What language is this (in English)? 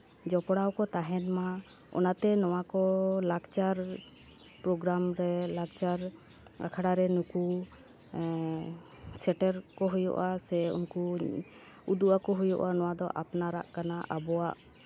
Santali